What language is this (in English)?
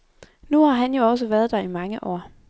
Danish